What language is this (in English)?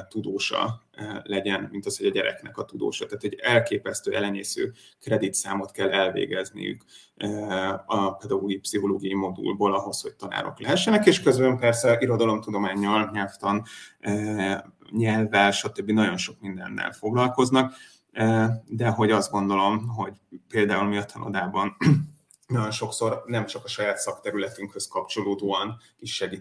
Hungarian